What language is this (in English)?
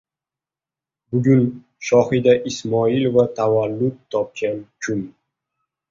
Uzbek